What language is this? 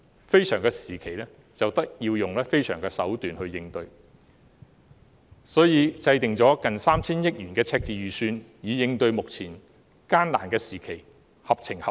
Cantonese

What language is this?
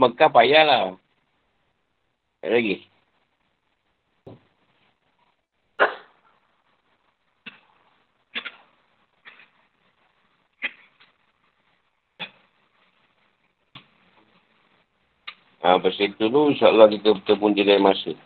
Malay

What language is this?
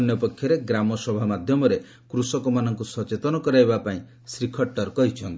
Odia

